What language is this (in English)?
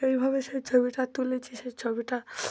Bangla